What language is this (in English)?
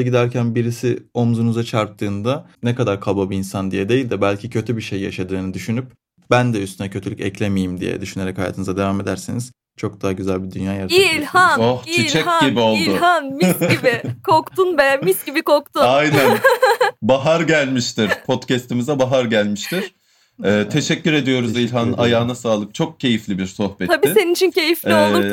Turkish